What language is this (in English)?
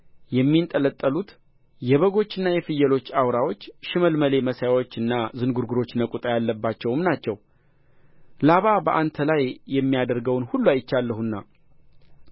Amharic